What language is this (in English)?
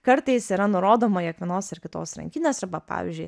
Lithuanian